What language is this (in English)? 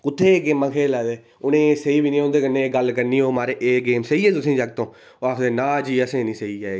Dogri